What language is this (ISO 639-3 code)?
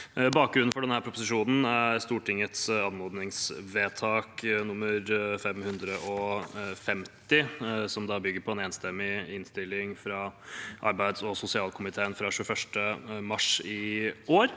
nor